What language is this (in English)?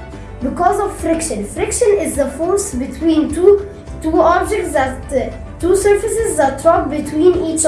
English